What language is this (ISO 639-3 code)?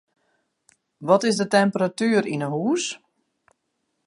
fry